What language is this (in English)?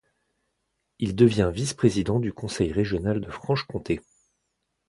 French